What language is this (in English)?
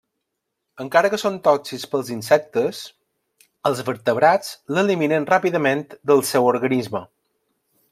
Catalan